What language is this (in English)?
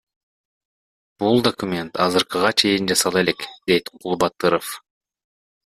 Kyrgyz